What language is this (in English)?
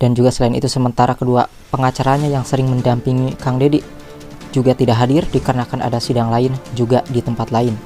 Indonesian